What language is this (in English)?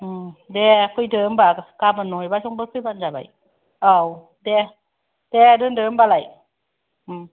Bodo